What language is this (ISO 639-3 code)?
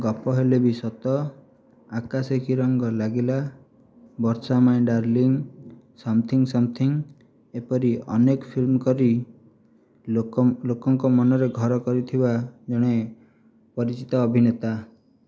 ori